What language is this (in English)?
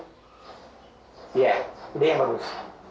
Indonesian